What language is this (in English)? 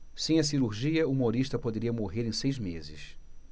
Portuguese